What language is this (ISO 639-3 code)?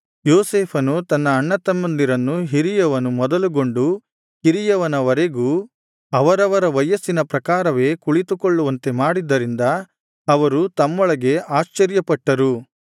kan